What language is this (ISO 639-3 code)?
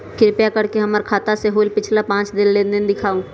mag